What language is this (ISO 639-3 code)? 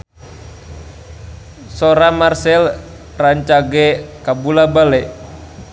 sun